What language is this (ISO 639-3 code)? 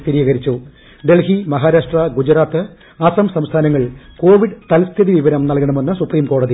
mal